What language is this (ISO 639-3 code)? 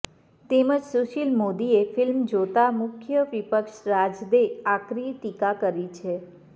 guj